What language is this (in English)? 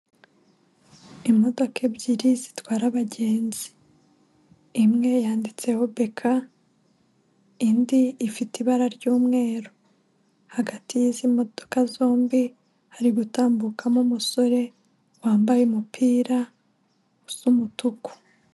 Kinyarwanda